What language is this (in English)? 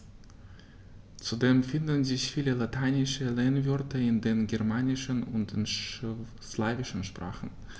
German